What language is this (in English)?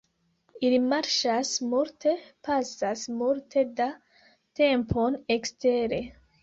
Esperanto